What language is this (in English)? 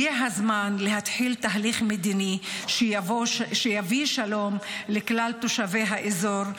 Hebrew